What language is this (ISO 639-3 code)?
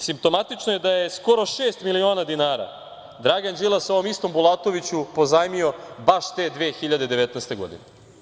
srp